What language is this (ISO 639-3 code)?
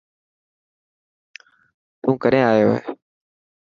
mki